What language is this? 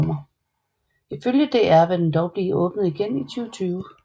Danish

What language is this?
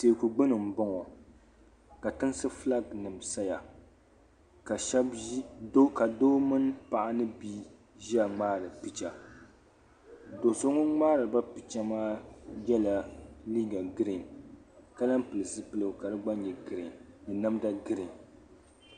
Dagbani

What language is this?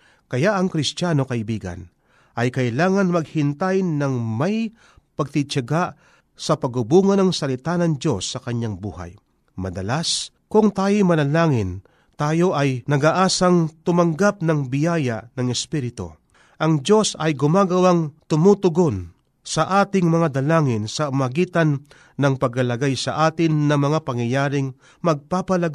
Filipino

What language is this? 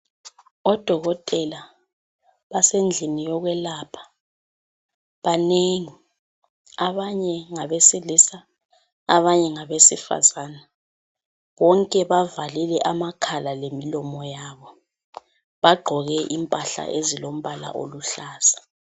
North Ndebele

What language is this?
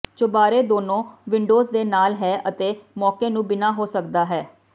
Punjabi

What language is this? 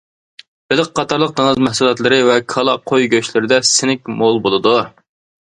Uyghur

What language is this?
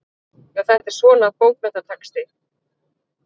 Icelandic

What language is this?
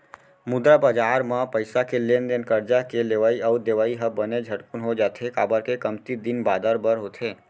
Chhattisgarhi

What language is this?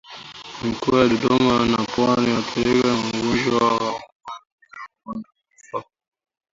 Swahili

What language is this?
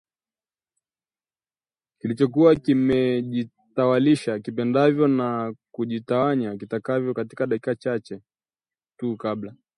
Swahili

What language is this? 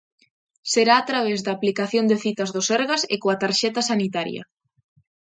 Galician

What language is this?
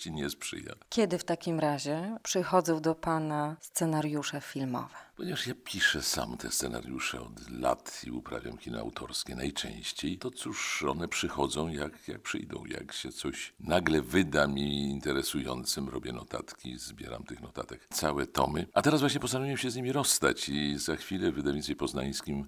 Polish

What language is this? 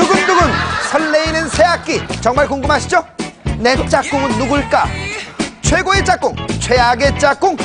Korean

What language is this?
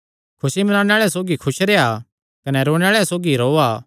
Kangri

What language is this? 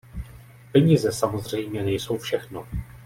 Czech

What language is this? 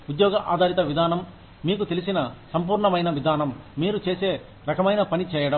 Telugu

